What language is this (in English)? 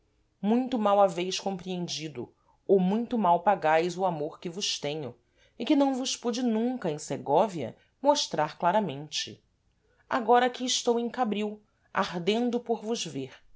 Portuguese